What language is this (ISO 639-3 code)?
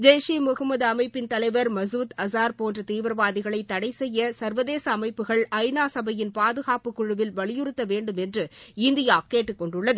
tam